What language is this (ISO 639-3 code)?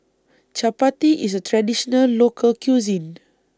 eng